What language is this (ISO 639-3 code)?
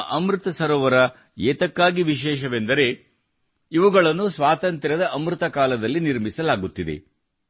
kan